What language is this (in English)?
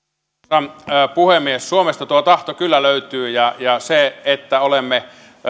Finnish